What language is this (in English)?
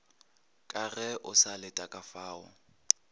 Northern Sotho